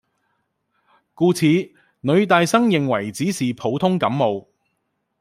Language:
Cantonese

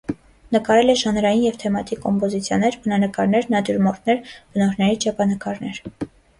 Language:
Armenian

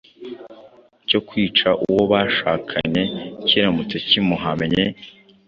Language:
Kinyarwanda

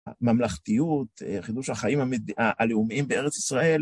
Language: Hebrew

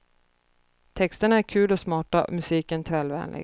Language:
Swedish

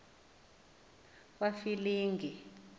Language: Xhosa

